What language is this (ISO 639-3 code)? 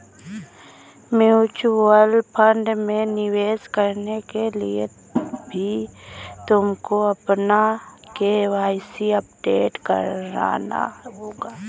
hin